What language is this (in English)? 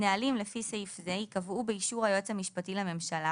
Hebrew